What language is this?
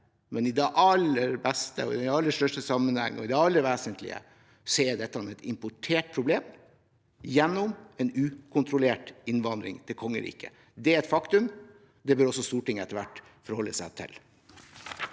Norwegian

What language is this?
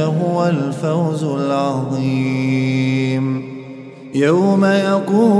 Arabic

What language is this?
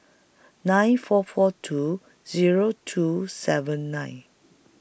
English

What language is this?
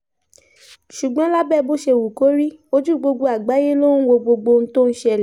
Yoruba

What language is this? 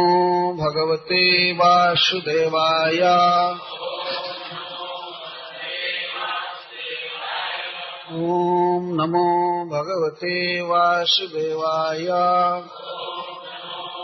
Hindi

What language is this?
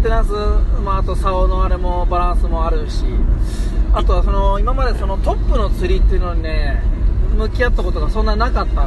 Japanese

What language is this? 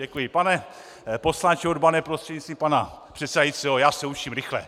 Czech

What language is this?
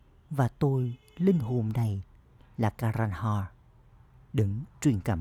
Vietnamese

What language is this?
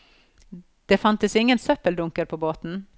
Norwegian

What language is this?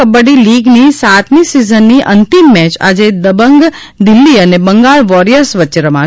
Gujarati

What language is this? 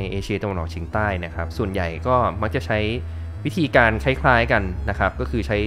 Thai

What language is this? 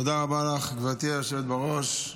Hebrew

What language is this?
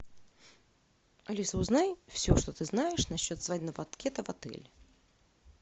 Russian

